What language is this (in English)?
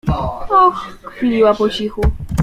Polish